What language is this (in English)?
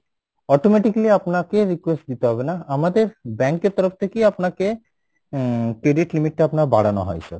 Bangla